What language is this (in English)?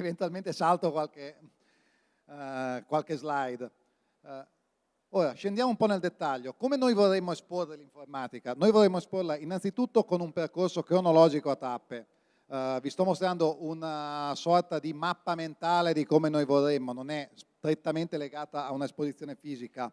Italian